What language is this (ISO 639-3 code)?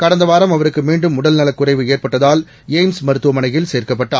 tam